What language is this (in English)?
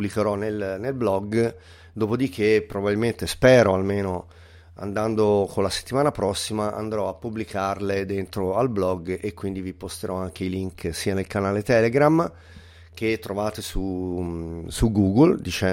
Italian